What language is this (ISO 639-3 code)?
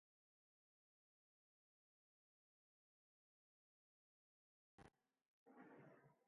eus